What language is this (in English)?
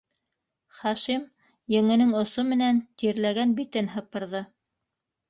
Bashkir